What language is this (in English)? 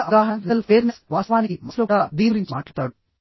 Telugu